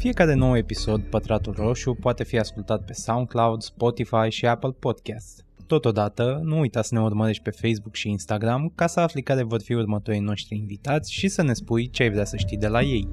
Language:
Romanian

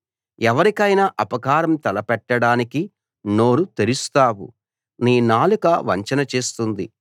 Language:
Telugu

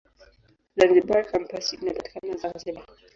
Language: Swahili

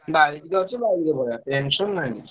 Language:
Odia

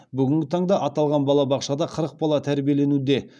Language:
Kazakh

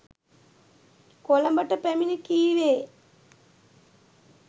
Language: Sinhala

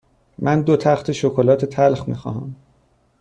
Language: Persian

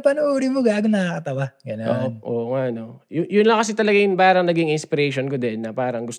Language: Filipino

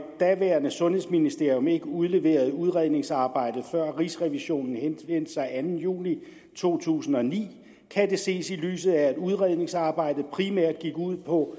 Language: Danish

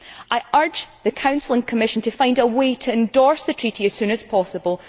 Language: English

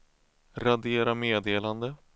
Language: Swedish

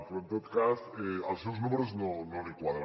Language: Catalan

